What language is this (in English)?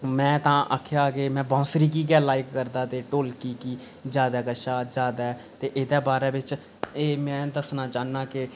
Dogri